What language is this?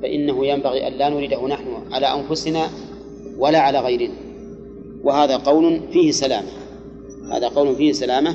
Arabic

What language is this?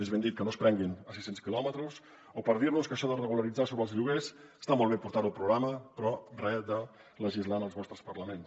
Catalan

